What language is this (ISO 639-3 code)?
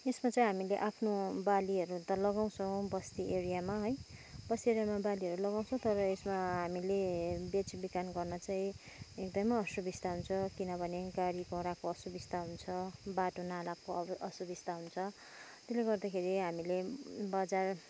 nep